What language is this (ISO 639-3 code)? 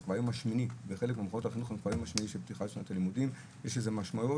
heb